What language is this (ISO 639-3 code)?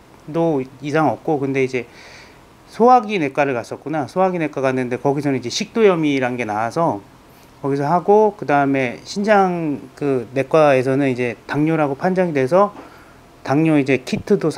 kor